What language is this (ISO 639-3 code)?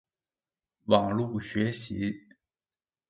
zho